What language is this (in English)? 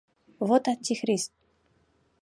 Mari